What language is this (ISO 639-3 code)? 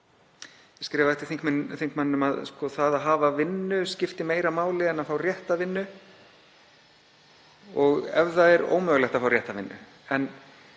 isl